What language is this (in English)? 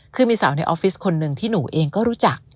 Thai